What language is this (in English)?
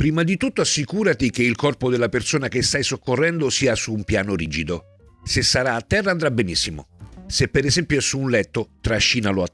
Italian